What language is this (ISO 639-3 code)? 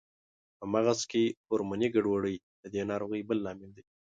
pus